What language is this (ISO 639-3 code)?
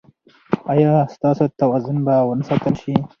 pus